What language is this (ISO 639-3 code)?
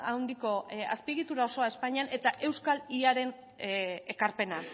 eus